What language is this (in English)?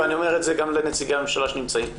Hebrew